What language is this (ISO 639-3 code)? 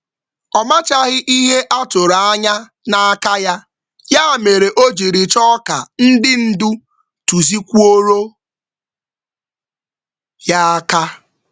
ibo